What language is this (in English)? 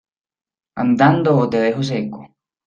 Spanish